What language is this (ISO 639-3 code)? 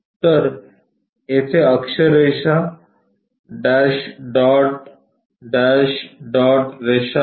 mar